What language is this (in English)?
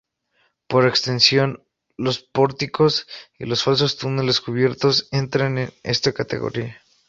Spanish